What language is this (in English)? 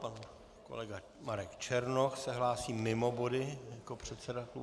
Czech